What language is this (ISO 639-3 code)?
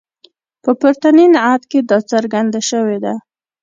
pus